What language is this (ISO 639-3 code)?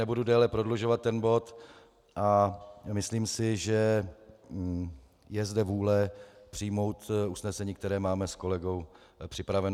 ces